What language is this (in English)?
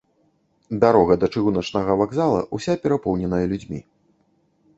Belarusian